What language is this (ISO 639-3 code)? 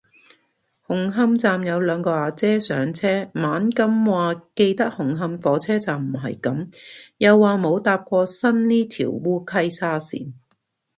yue